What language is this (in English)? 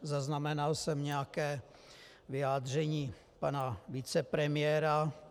Czech